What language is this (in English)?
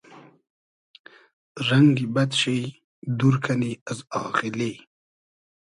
Hazaragi